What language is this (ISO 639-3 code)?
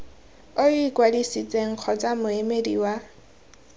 tsn